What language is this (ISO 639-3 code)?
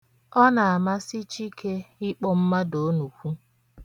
ibo